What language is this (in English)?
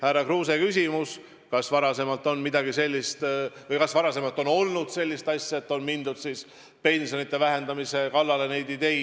Estonian